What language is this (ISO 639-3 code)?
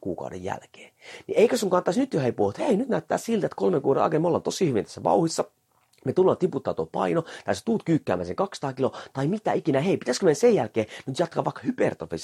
fin